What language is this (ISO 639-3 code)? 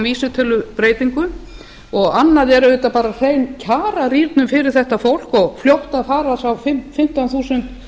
isl